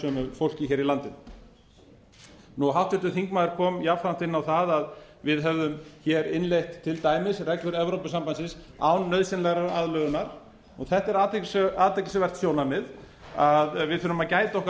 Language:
Icelandic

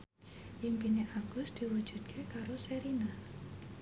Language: Javanese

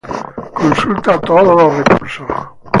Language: Spanish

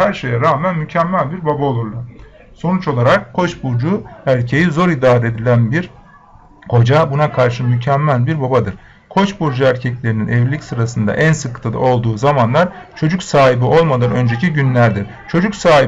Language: Turkish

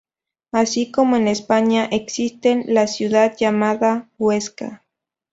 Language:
Spanish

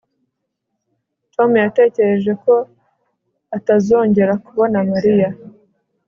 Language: Kinyarwanda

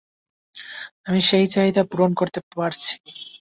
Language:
Bangla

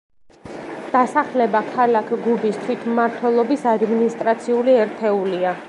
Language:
Georgian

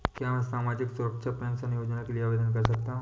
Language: Hindi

